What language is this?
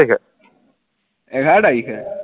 Assamese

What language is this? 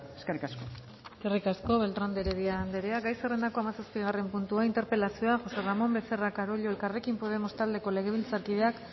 Basque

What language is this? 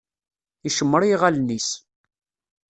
Kabyle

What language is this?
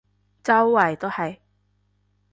Cantonese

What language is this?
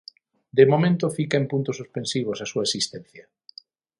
Galician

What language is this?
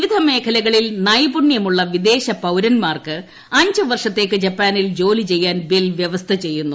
Malayalam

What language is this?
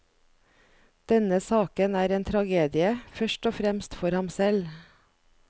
Norwegian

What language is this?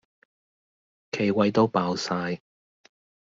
Cantonese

